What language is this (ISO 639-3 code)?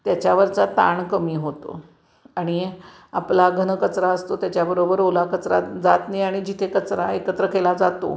mar